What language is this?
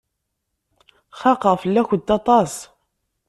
Kabyle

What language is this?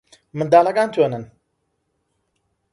Central Kurdish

